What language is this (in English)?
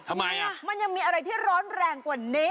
Thai